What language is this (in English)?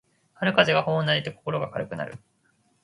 Japanese